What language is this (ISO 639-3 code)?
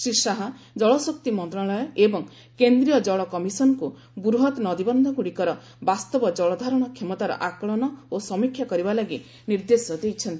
ori